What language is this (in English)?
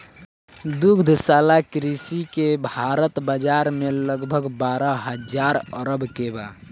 Bhojpuri